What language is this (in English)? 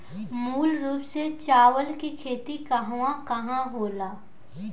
Bhojpuri